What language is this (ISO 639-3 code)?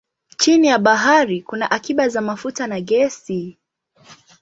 swa